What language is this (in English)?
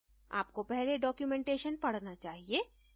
Hindi